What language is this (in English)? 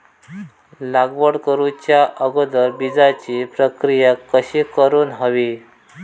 Marathi